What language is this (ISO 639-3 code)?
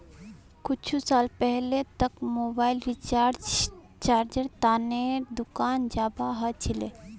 mag